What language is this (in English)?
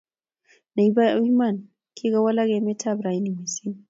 Kalenjin